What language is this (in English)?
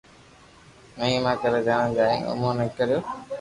Loarki